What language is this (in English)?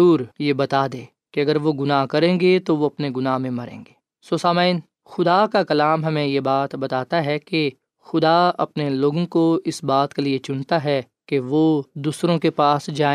Urdu